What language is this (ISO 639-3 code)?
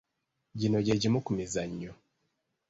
lug